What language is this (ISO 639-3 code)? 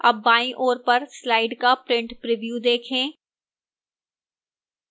hin